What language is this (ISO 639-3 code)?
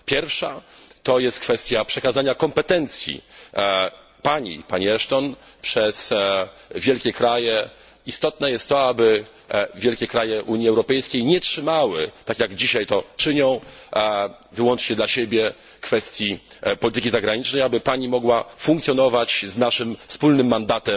pol